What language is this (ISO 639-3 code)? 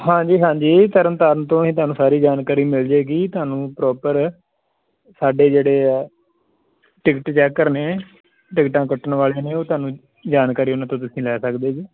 pan